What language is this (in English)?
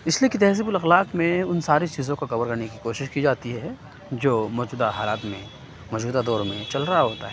Urdu